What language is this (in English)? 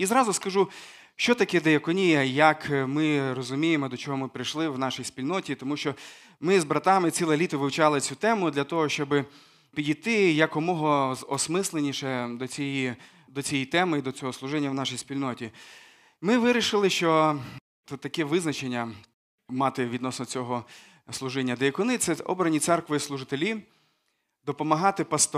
Ukrainian